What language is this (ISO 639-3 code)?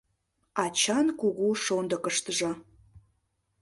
chm